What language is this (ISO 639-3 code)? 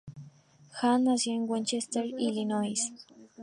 spa